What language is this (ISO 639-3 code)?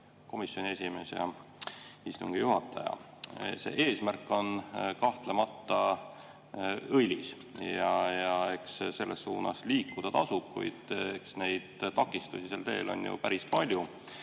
est